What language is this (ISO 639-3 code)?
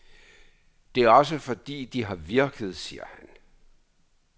dan